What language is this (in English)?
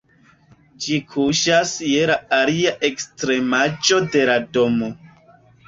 Esperanto